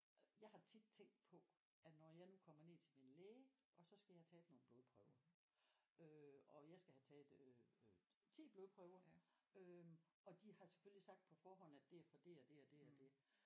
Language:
Danish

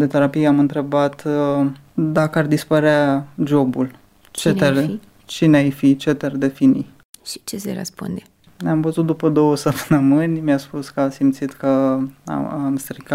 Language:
Romanian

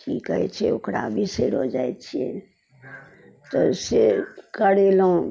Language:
Maithili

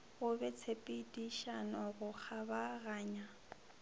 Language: Northern Sotho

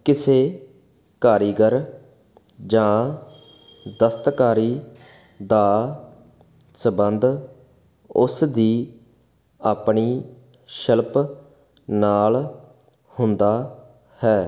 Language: Punjabi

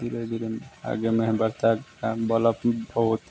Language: Hindi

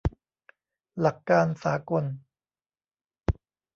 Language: Thai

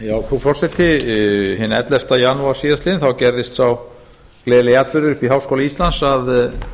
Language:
Icelandic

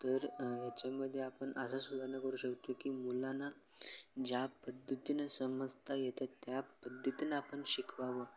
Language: Marathi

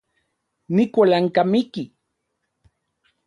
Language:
Central Puebla Nahuatl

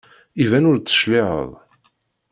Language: Kabyle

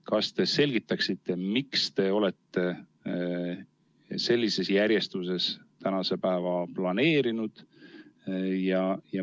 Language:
Estonian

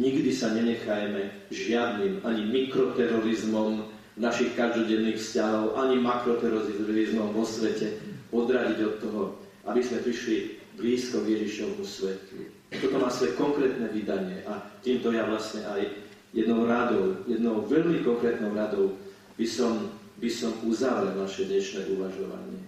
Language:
Slovak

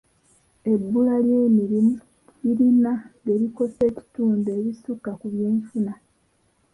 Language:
Ganda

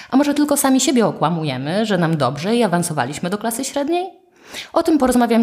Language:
Polish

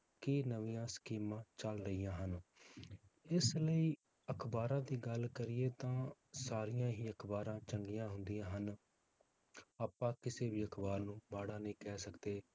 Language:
Punjabi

